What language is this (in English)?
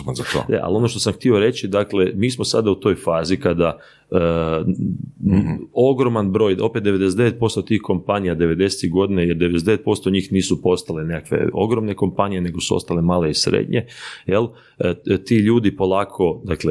Croatian